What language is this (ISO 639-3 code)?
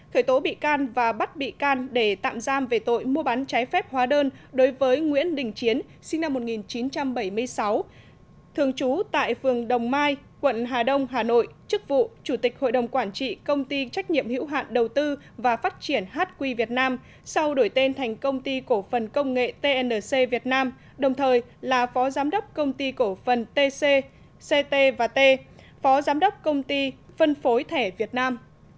vie